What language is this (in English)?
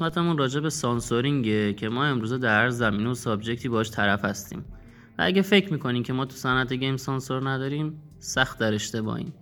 Persian